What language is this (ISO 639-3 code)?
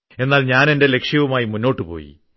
mal